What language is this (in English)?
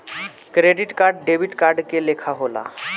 Bhojpuri